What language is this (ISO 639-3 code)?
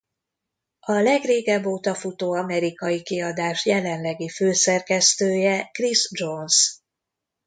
hun